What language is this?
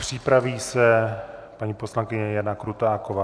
Czech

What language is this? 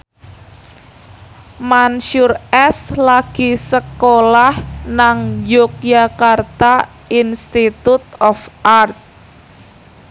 Javanese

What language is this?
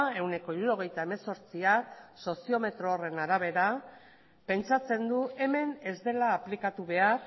Basque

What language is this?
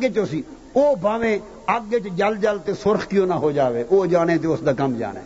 Urdu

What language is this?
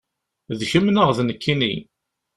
Kabyle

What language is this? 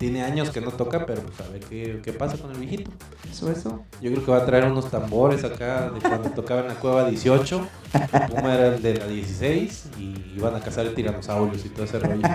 Spanish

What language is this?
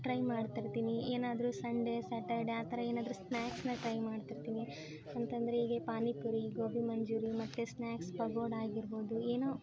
Kannada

